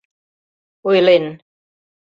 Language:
Mari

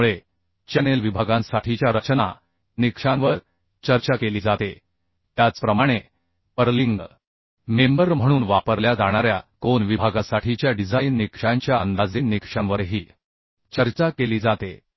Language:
Marathi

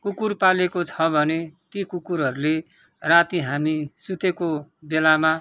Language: Nepali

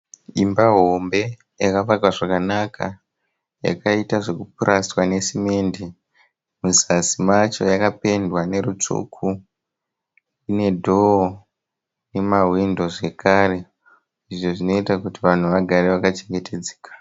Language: Shona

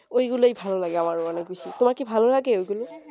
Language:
Bangla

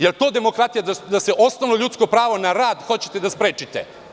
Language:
Serbian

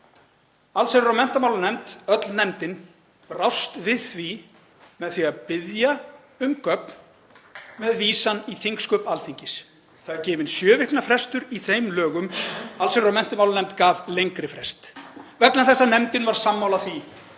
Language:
Icelandic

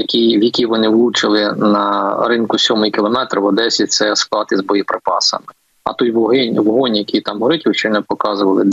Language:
Ukrainian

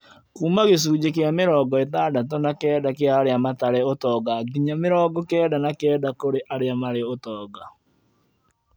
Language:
Kikuyu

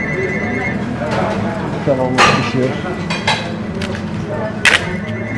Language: Turkish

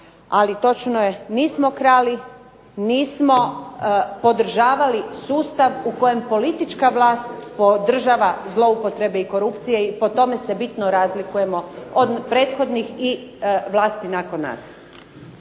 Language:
Croatian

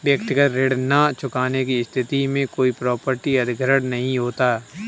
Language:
Hindi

